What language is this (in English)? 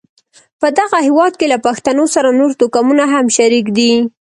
Pashto